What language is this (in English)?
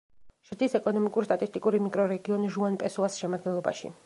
Georgian